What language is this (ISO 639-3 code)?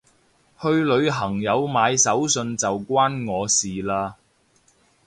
yue